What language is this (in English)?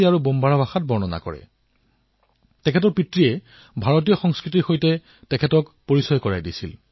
Assamese